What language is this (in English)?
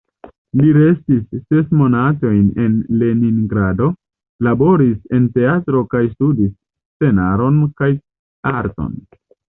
Esperanto